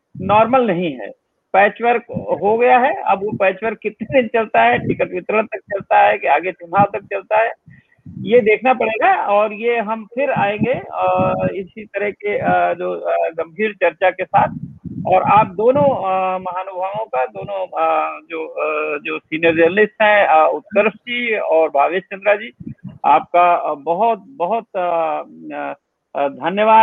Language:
Hindi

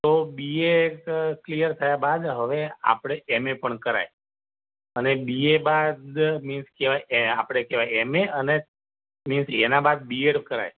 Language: Gujarati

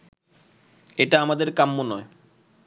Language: Bangla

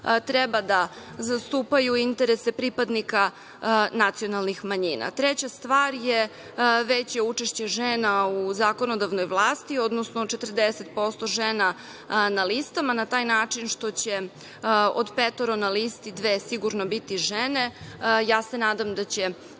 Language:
Serbian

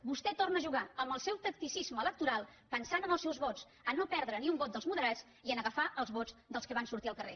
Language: Catalan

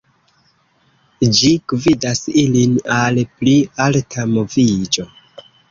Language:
Esperanto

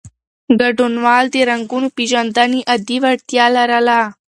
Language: Pashto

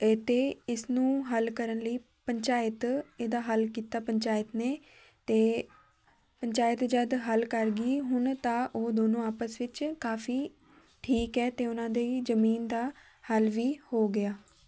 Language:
Punjabi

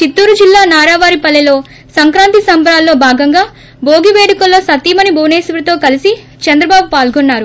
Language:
Telugu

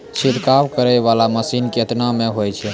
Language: Maithili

